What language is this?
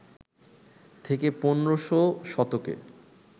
Bangla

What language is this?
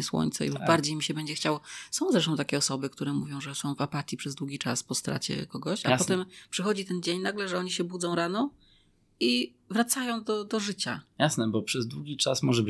Polish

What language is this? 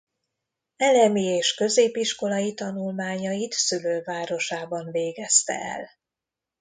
Hungarian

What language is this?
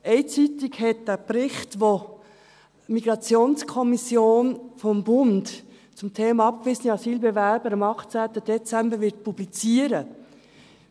Swiss German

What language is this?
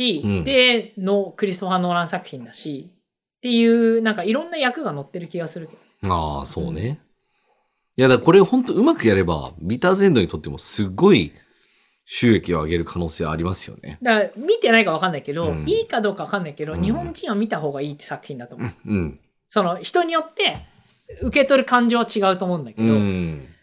Japanese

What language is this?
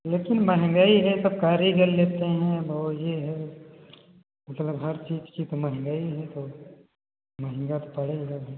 Hindi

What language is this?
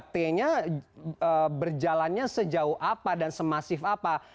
Indonesian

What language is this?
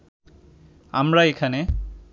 Bangla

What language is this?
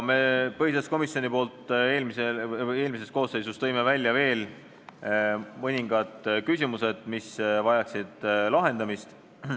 Estonian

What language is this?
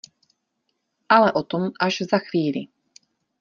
Czech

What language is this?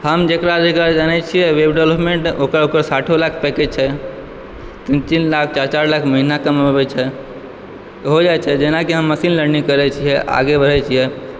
Maithili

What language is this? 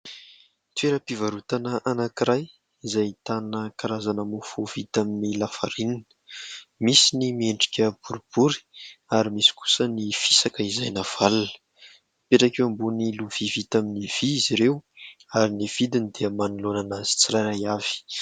Malagasy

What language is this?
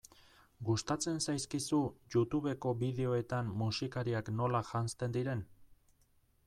Basque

